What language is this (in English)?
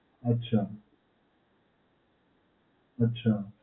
Gujarati